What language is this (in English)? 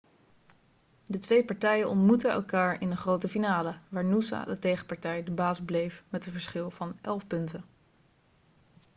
Dutch